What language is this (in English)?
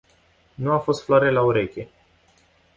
Romanian